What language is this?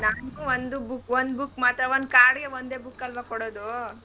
Kannada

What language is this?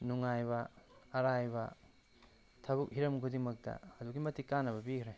Manipuri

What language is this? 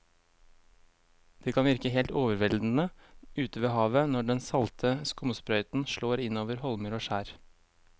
Norwegian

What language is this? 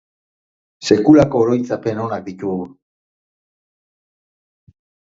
Basque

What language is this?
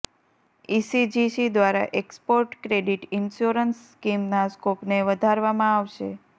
Gujarati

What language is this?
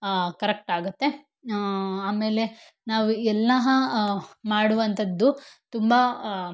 Kannada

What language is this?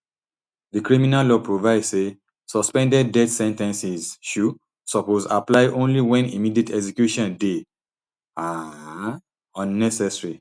Nigerian Pidgin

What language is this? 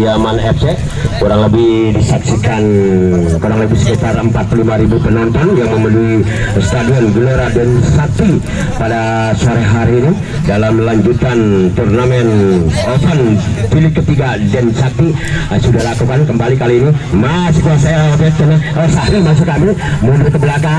Indonesian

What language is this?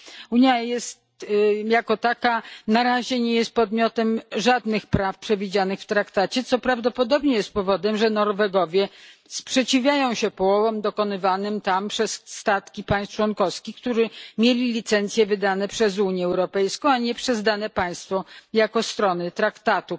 Polish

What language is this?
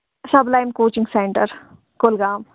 Kashmiri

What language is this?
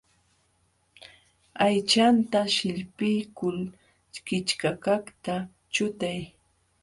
Jauja Wanca Quechua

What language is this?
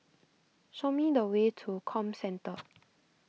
English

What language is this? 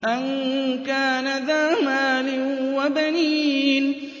Arabic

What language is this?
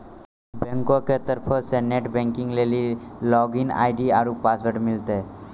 Maithili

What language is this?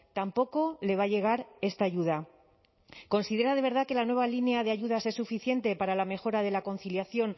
Spanish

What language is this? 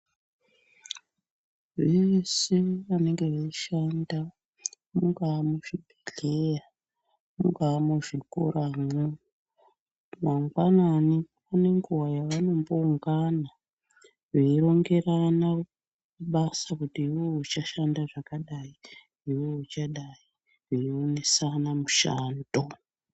Ndau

